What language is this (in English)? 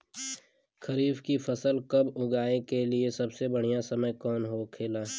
Bhojpuri